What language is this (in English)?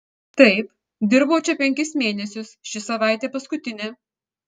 Lithuanian